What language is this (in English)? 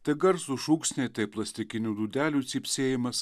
Lithuanian